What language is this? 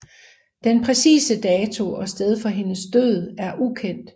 Danish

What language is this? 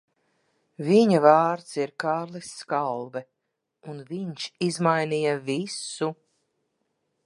Latvian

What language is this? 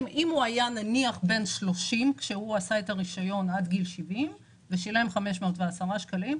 Hebrew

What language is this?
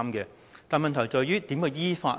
Cantonese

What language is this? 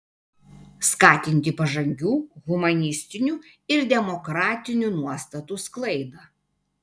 Lithuanian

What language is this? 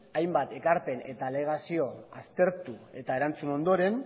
Basque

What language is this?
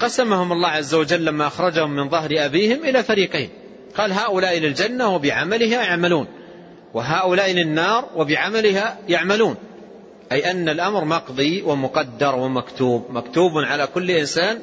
Arabic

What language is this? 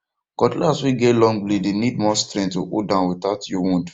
Nigerian Pidgin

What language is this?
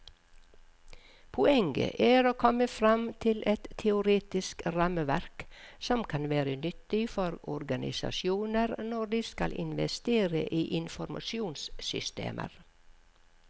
Norwegian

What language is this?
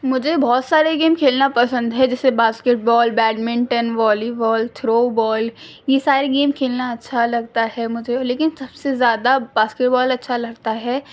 Urdu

